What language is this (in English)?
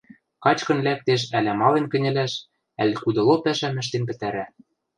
Western Mari